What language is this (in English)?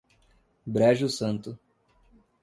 Portuguese